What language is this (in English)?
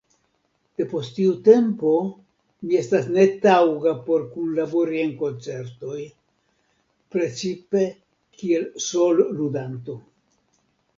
Esperanto